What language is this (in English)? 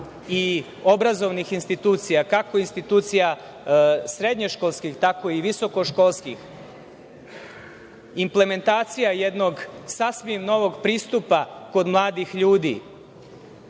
Serbian